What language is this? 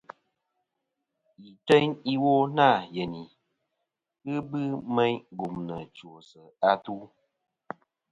Kom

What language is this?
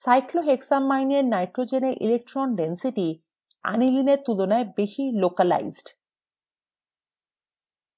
Bangla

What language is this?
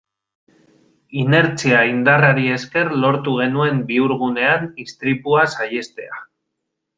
Basque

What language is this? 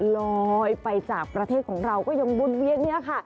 Thai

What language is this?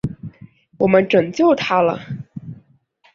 Chinese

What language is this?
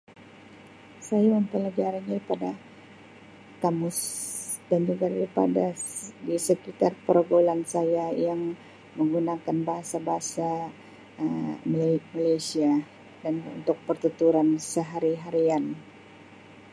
Sabah Malay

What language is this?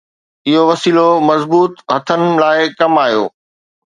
Sindhi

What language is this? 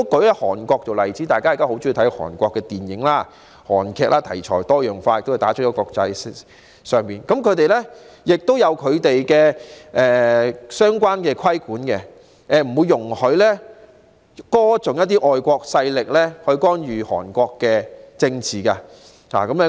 Cantonese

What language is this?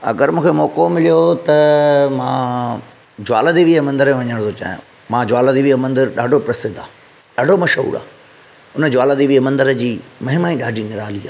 Sindhi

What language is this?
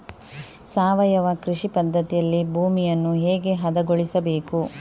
Kannada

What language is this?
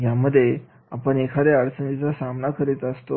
Marathi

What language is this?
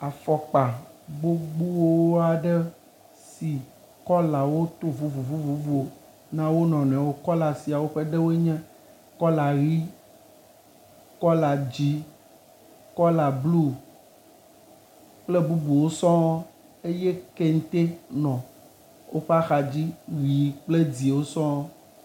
Ewe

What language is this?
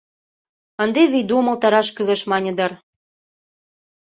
Mari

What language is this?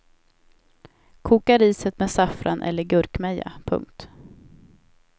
Swedish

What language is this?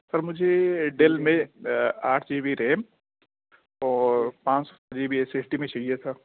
Urdu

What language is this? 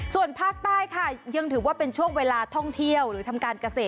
Thai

